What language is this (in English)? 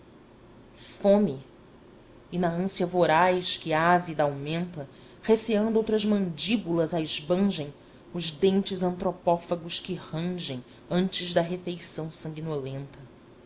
Portuguese